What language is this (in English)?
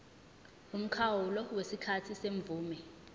Zulu